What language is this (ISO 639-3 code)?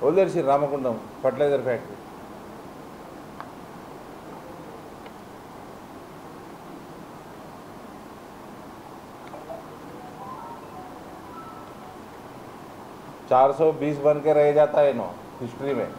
tel